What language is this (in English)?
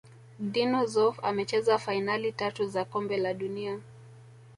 Swahili